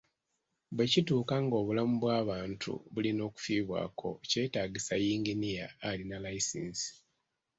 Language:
Ganda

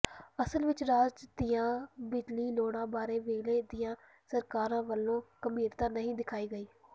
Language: Punjabi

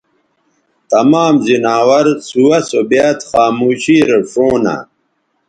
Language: Bateri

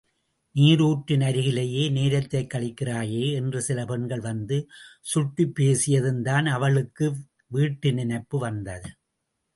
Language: Tamil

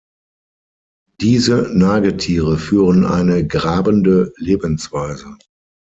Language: German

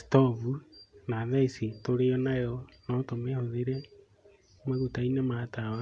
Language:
Kikuyu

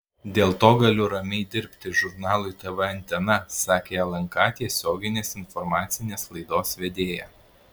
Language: Lithuanian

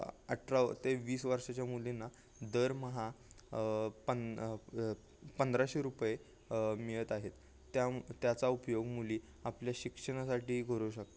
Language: Marathi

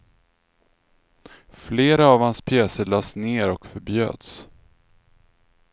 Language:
Swedish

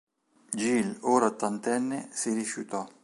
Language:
Italian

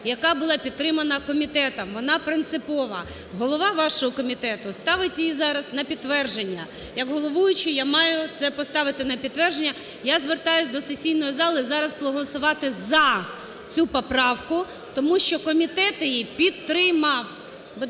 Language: Ukrainian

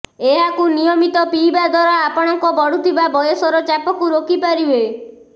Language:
Odia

